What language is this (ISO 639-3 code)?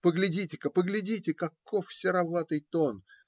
rus